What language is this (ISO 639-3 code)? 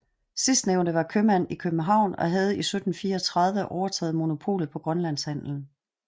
dan